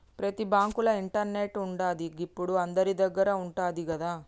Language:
Telugu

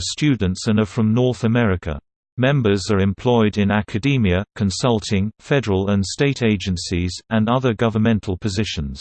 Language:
English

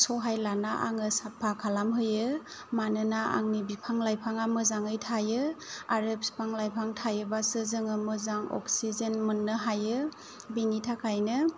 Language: Bodo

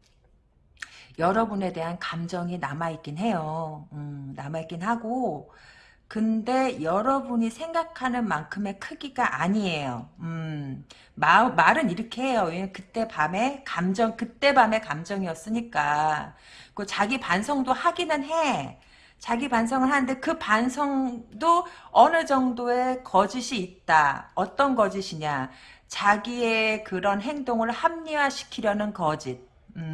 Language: Korean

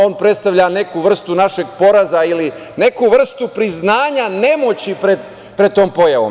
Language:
Serbian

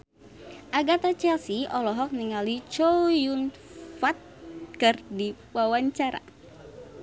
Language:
Sundanese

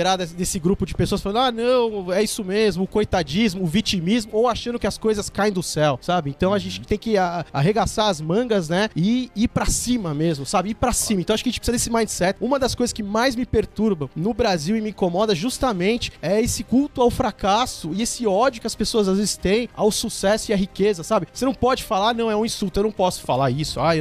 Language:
Portuguese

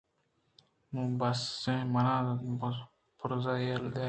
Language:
Eastern Balochi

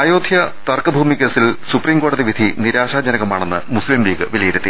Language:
Malayalam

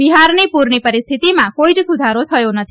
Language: Gujarati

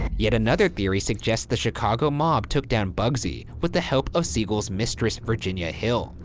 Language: English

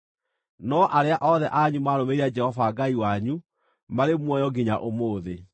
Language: Kikuyu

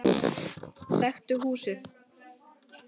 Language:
Icelandic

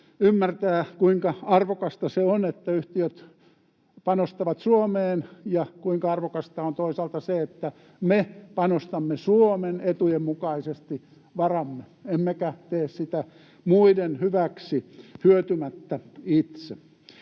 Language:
Finnish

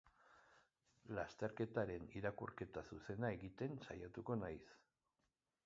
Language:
Basque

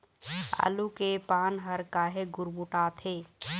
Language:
Chhattisgarhi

